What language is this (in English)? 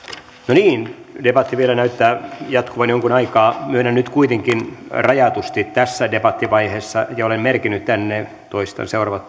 Finnish